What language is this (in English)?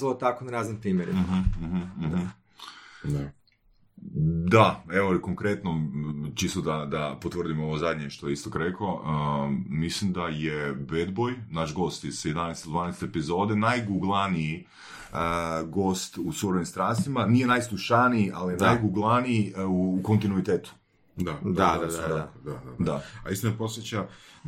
Croatian